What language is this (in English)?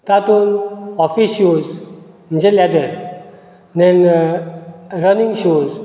Konkani